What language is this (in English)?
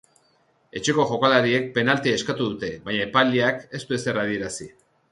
Basque